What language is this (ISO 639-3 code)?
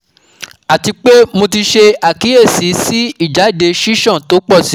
yor